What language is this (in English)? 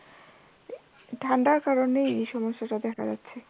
Bangla